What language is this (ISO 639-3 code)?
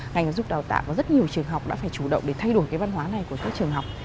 vie